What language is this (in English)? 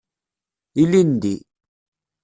Kabyle